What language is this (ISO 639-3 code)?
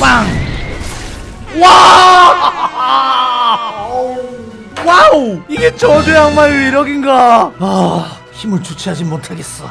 kor